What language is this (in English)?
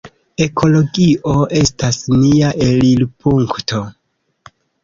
Esperanto